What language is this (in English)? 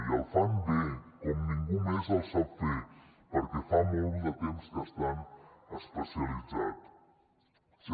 Catalan